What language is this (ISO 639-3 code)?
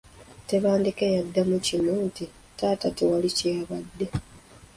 lug